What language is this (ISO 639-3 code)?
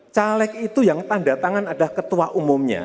ind